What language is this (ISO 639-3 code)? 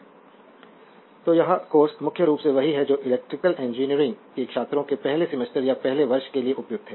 hin